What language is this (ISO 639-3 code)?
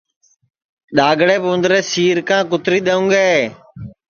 ssi